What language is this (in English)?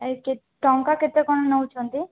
Odia